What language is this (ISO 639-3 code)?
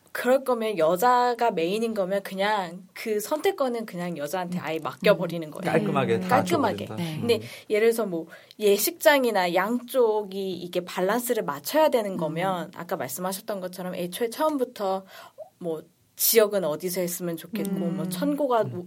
kor